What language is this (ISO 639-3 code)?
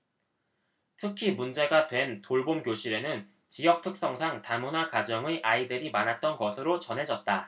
kor